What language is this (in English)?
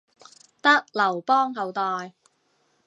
Cantonese